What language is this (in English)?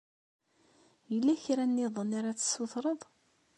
Kabyle